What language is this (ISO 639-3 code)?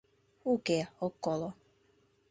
chm